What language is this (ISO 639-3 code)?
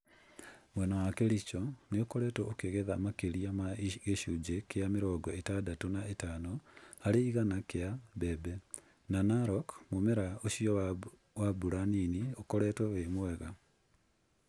kik